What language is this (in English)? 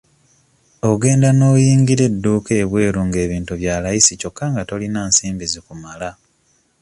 Ganda